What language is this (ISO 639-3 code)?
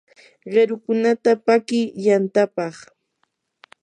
qur